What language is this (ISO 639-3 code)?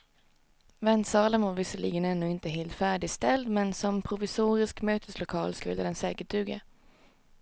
swe